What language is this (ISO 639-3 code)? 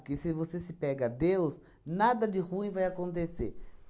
por